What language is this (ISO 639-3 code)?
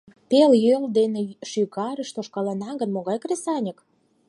chm